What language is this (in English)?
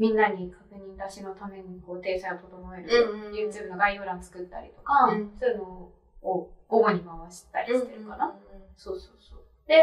Japanese